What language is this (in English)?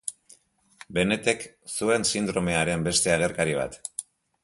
Basque